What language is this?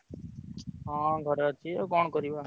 Odia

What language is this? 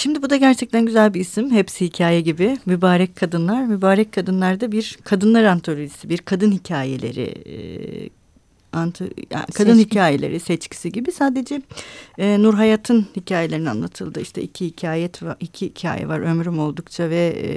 Turkish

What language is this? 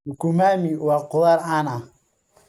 Somali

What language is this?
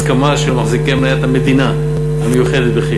Hebrew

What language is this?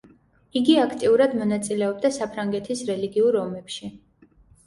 Georgian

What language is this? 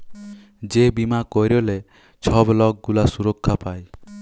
Bangla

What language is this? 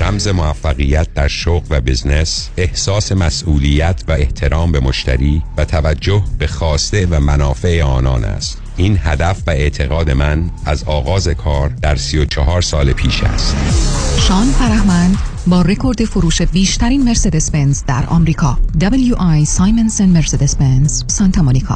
Persian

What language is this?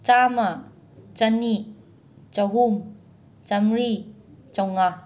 Manipuri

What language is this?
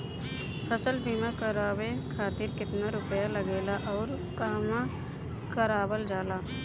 Bhojpuri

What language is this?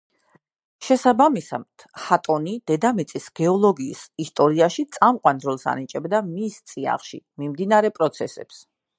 Georgian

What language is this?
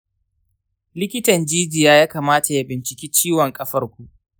Hausa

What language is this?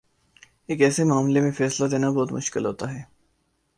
Urdu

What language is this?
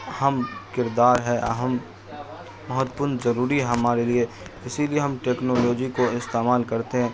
Urdu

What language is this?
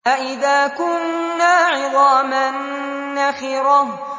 Arabic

